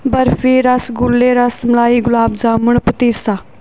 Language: Punjabi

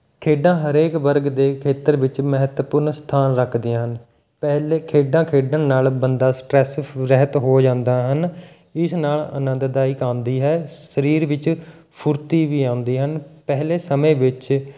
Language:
Punjabi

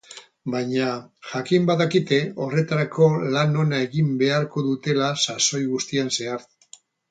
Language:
Basque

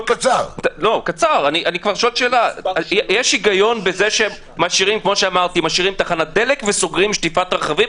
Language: Hebrew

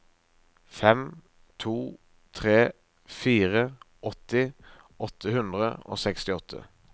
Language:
Norwegian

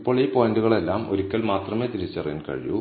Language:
Malayalam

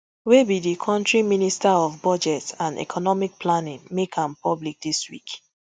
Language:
Nigerian Pidgin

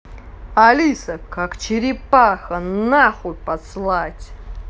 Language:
Russian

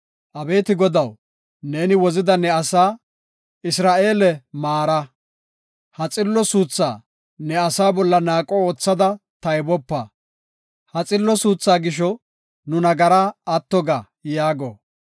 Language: Gofa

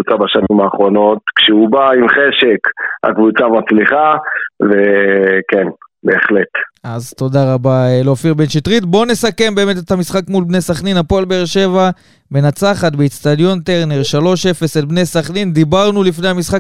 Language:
Hebrew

